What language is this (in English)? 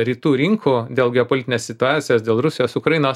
Lithuanian